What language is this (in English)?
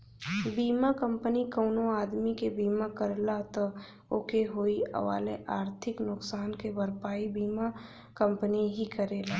Bhojpuri